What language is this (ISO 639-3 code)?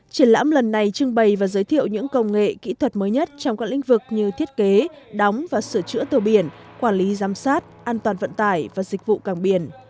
vie